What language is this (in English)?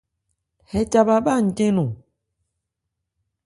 Ebrié